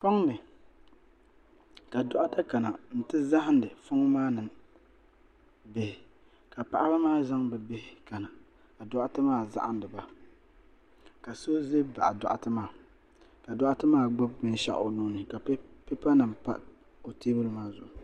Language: Dagbani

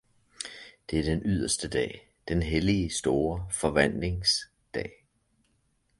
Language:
Danish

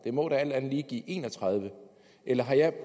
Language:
Danish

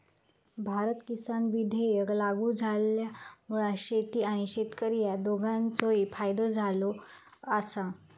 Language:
Marathi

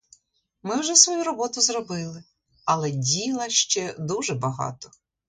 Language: Ukrainian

